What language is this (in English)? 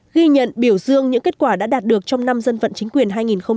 Vietnamese